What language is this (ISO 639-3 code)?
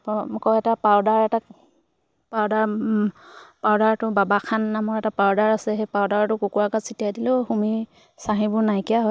asm